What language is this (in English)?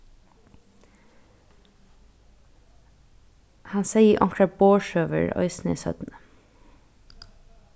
Faroese